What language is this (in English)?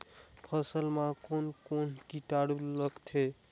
Chhattisgarhi